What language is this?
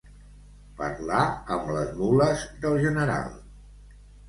Catalan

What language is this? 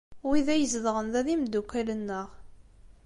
Kabyle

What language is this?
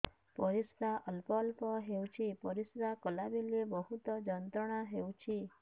Odia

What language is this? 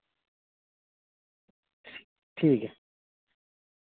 Dogri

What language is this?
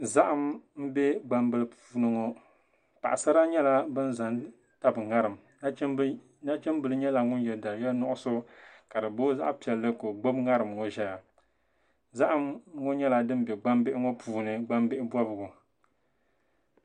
Dagbani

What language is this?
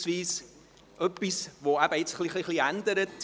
Swiss German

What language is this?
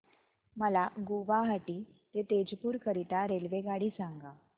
Marathi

